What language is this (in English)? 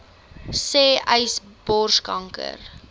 Afrikaans